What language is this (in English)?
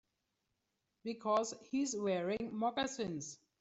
English